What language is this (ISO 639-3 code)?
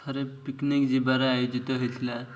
ori